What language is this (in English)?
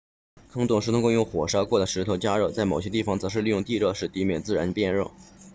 Chinese